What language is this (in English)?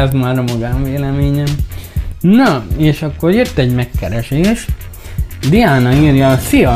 Hungarian